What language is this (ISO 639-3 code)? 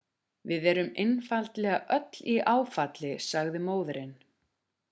isl